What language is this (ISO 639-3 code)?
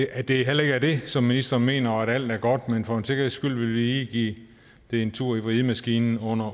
dan